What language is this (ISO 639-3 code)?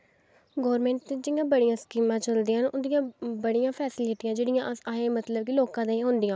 doi